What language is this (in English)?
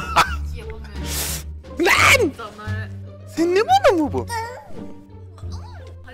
Turkish